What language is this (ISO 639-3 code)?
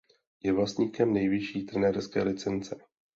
ces